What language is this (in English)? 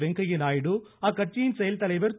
Tamil